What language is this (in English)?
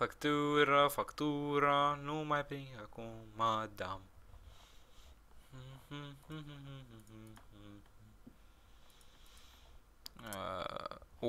Romanian